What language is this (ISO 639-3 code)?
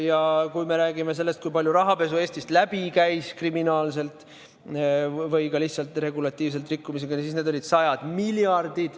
est